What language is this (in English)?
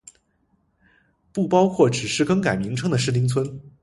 Chinese